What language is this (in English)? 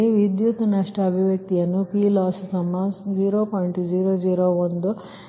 Kannada